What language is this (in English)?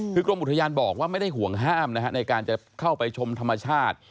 Thai